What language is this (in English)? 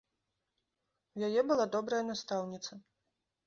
Belarusian